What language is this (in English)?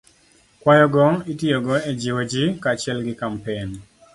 Luo (Kenya and Tanzania)